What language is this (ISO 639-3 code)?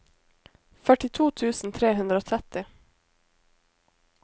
nor